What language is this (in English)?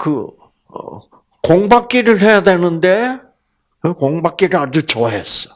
Korean